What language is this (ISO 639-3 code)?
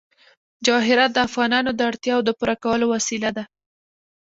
pus